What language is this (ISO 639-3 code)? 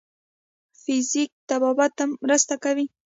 pus